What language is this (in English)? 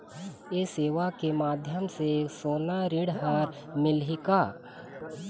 Chhattisgarhi